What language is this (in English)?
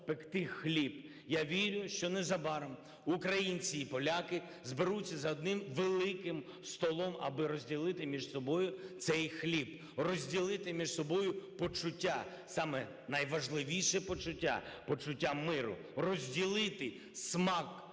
Ukrainian